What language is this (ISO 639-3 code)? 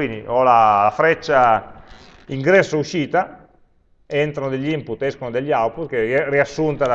ita